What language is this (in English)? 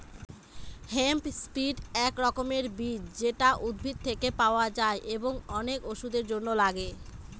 Bangla